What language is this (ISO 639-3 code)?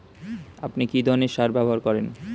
ben